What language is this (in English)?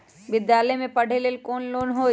Magahi